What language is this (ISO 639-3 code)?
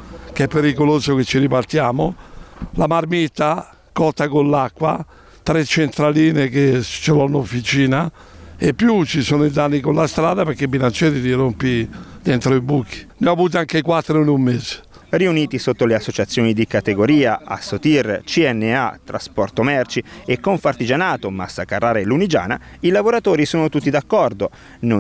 ita